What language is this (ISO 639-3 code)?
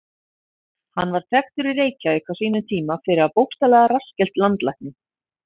isl